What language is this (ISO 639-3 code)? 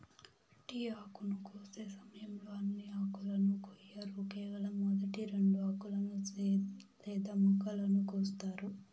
tel